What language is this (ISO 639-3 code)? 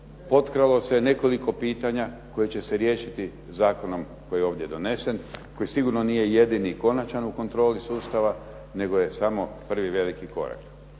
hrv